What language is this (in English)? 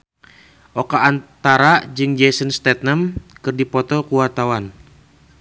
Sundanese